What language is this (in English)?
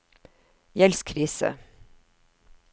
Norwegian